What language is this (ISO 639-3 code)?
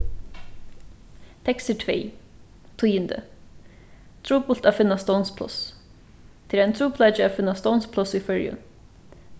fao